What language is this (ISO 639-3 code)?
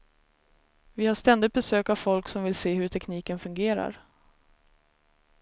swe